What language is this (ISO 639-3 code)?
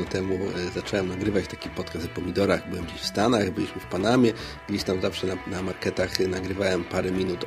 pol